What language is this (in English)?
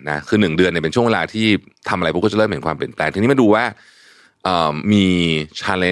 Thai